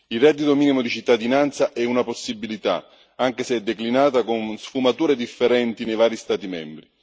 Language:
Italian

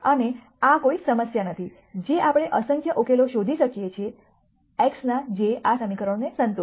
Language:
Gujarati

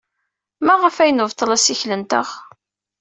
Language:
Kabyle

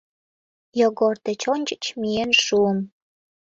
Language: Mari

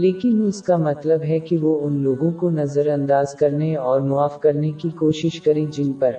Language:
Urdu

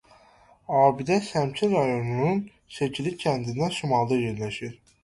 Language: Azerbaijani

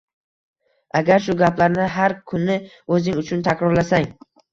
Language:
Uzbek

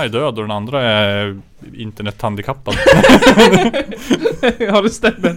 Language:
Swedish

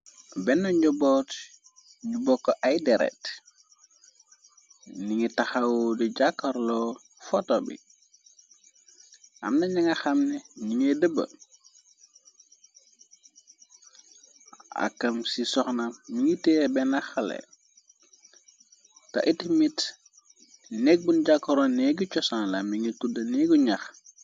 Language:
Wolof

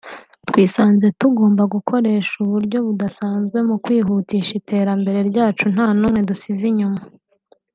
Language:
Kinyarwanda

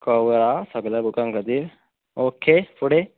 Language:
Konkani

